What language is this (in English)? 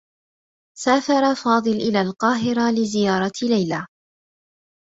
Arabic